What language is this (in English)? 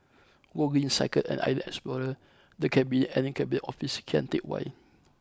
English